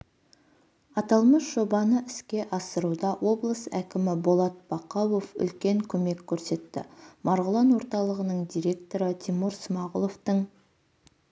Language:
Kazakh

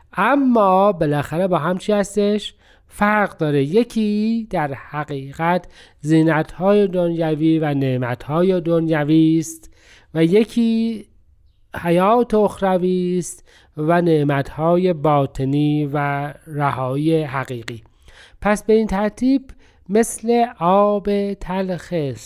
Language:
Persian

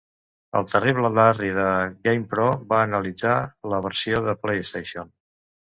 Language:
Catalan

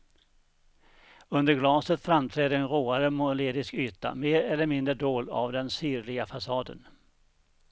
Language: Swedish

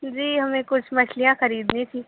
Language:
Urdu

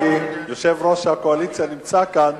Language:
Hebrew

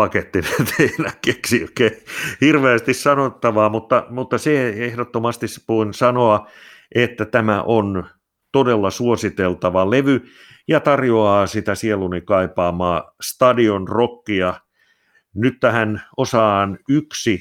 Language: Finnish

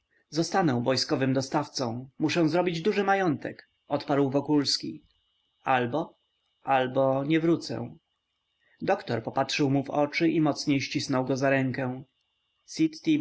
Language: Polish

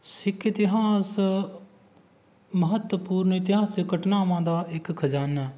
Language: Punjabi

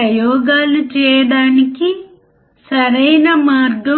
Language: Telugu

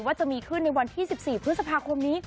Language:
Thai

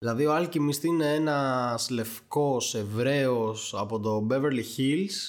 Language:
Greek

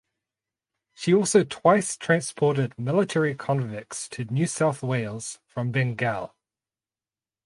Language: English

